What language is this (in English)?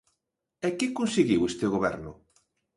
Galician